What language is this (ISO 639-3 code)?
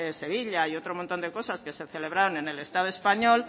spa